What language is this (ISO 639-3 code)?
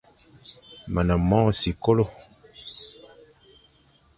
fan